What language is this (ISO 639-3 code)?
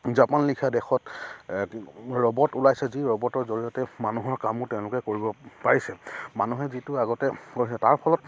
asm